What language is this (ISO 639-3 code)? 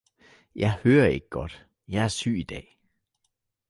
dan